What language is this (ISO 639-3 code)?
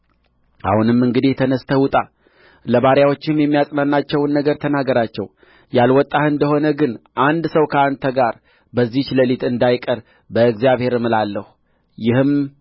amh